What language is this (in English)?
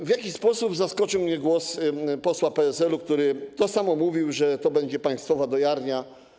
Polish